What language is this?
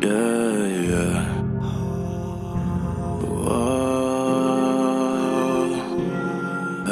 English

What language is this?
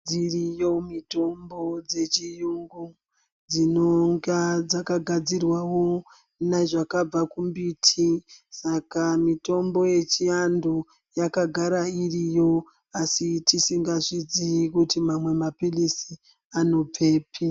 Ndau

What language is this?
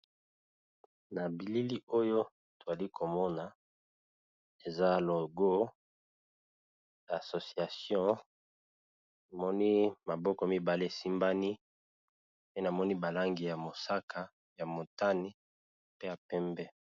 Lingala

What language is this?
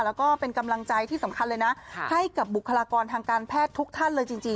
Thai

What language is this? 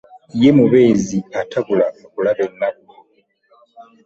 Ganda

